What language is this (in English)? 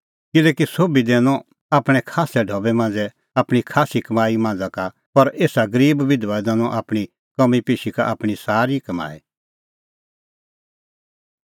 Kullu Pahari